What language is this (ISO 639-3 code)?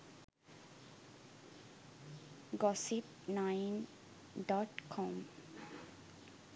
sin